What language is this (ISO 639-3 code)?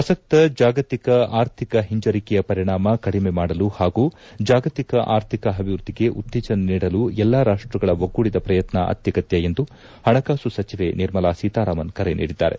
kan